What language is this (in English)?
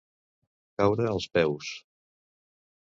Catalan